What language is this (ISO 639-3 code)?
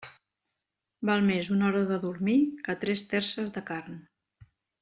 cat